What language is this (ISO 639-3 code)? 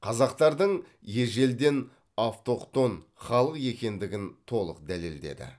kaz